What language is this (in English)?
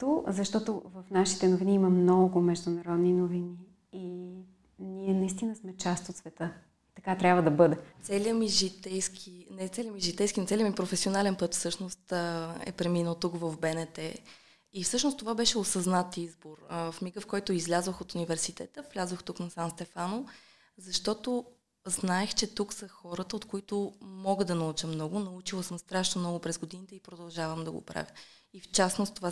Bulgarian